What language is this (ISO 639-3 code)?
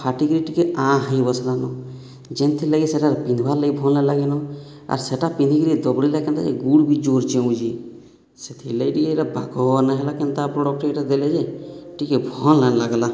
ori